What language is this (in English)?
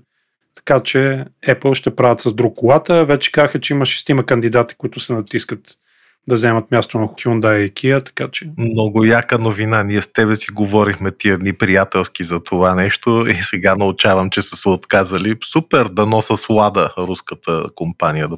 Bulgarian